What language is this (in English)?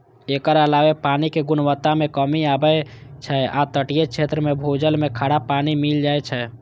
Maithili